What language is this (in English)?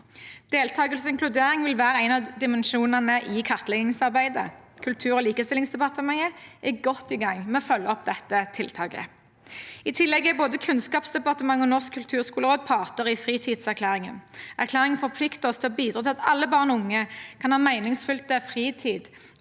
Norwegian